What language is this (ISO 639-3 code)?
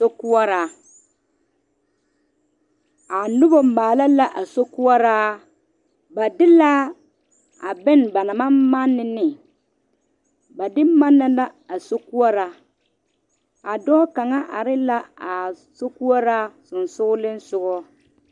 dga